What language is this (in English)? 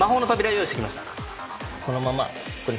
Japanese